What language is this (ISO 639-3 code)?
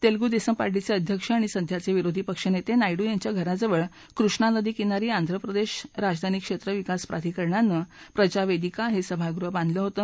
mar